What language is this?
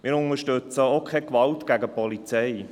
Swiss German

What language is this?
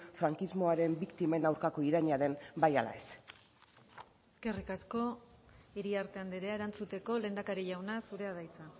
Basque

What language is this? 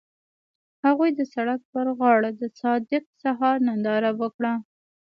Pashto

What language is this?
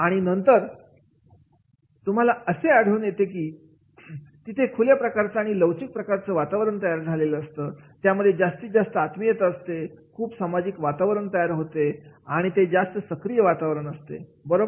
Marathi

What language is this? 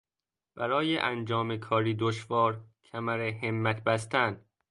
Persian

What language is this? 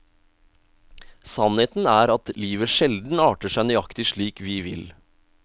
Norwegian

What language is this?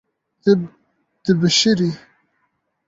Kurdish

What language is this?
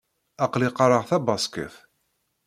Kabyle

